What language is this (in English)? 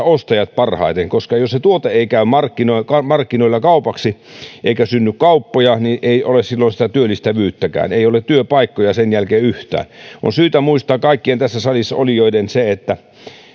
Finnish